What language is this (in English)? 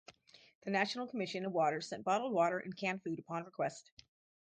English